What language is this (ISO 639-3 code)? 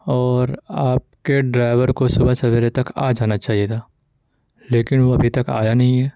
urd